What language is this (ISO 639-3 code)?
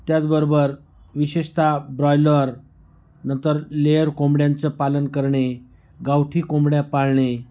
mar